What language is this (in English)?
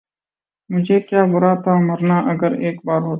Urdu